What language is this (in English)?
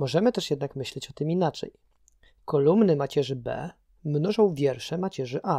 Polish